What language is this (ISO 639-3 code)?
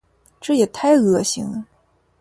zho